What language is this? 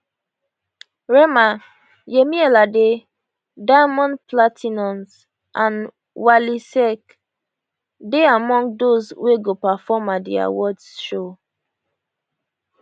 Nigerian Pidgin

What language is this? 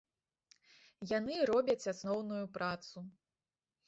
Belarusian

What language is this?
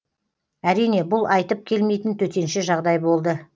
Kazakh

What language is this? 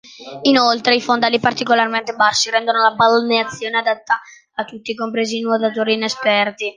Italian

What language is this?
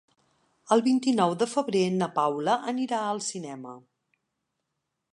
Catalan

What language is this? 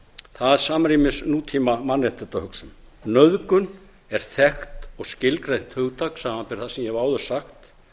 Icelandic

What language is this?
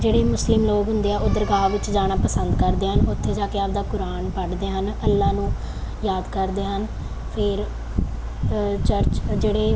Punjabi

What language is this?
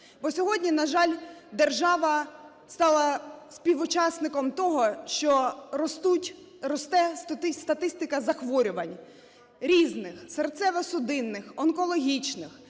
Ukrainian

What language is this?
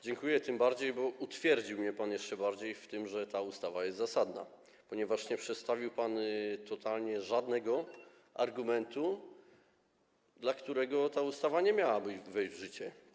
Polish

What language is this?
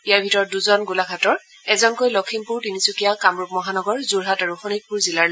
Assamese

